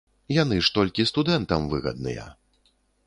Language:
Belarusian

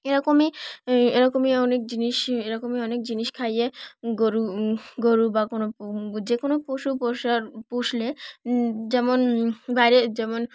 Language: Bangla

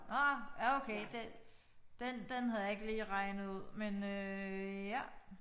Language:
Danish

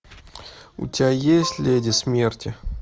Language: Russian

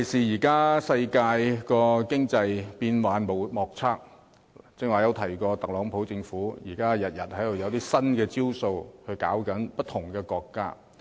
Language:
Cantonese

